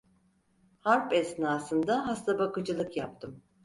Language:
Turkish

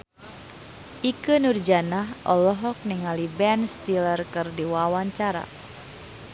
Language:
Sundanese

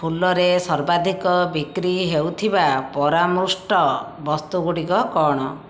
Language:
Odia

